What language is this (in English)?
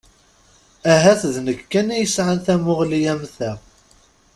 Kabyle